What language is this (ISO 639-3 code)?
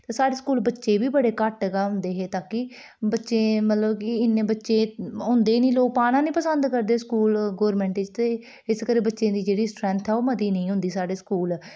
doi